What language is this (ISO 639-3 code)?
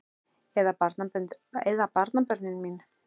isl